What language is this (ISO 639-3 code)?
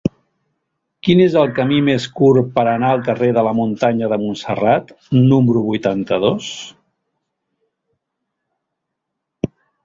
cat